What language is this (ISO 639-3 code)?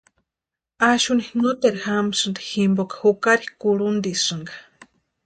pua